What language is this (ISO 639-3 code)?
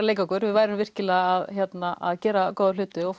isl